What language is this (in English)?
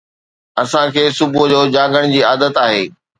Sindhi